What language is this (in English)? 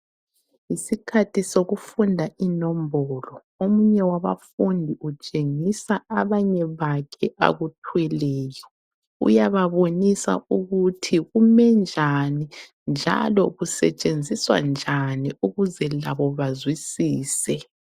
North Ndebele